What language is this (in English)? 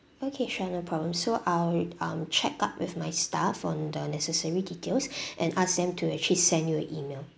English